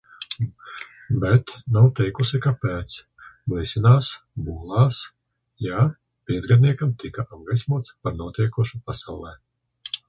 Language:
Latvian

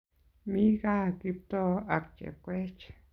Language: Kalenjin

